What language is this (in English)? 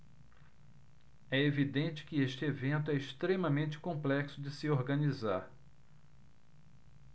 Portuguese